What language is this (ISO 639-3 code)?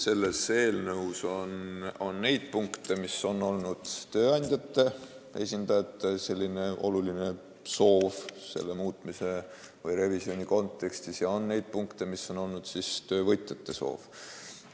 est